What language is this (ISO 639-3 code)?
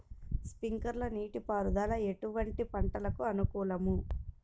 tel